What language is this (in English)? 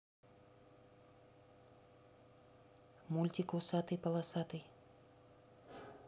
Russian